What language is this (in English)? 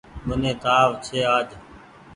Goaria